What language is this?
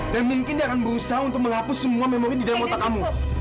Indonesian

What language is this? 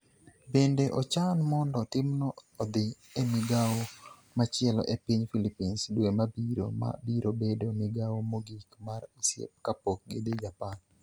Luo (Kenya and Tanzania)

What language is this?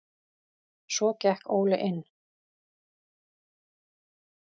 Icelandic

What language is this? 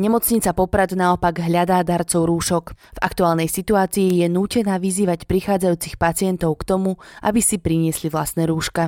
Slovak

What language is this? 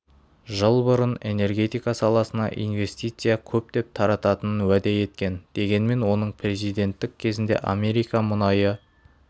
Kazakh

